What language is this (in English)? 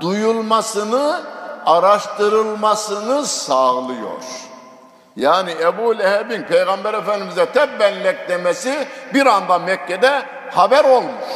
Turkish